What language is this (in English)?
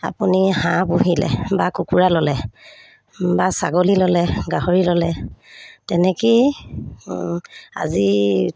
Assamese